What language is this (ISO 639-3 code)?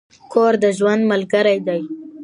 pus